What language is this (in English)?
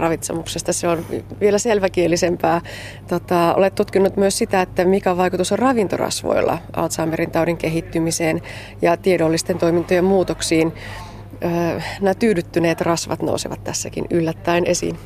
Finnish